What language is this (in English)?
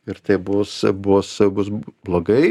Lithuanian